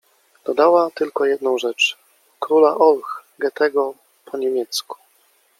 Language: Polish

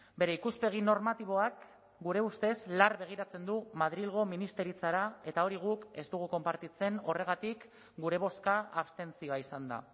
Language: Basque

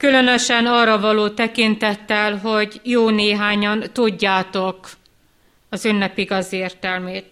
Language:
Hungarian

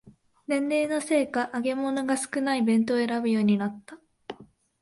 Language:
Japanese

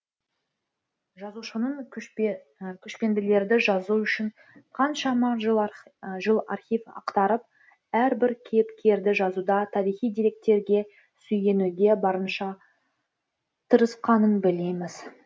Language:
Kazakh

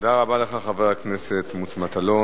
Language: Hebrew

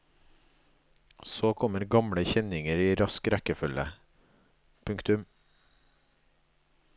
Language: Norwegian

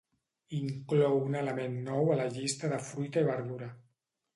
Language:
Catalan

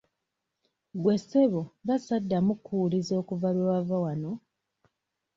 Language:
Ganda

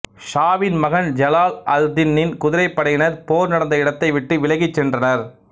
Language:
Tamil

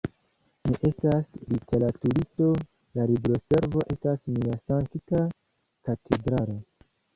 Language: Esperanto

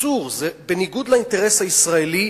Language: Hebrew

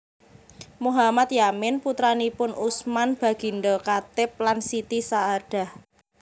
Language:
Javanese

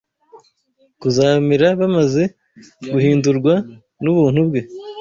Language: Kinyarwanda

